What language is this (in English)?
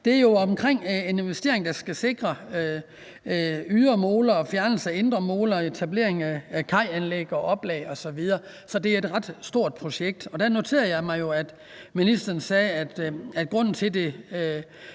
Danish